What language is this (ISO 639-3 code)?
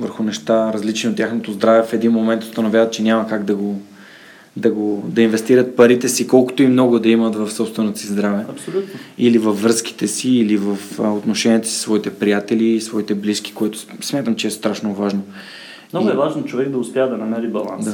bul